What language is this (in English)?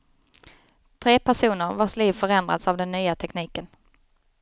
Swedish